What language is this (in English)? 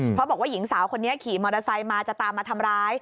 Thai